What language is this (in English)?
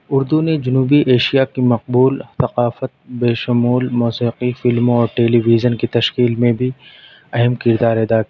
Urdu